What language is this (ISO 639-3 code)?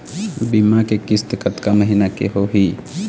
hne